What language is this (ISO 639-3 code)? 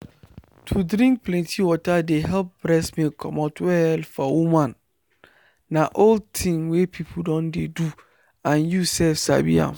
pcm